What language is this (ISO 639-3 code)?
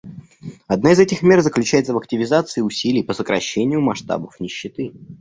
rus